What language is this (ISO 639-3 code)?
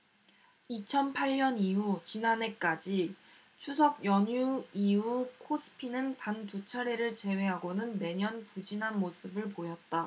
kor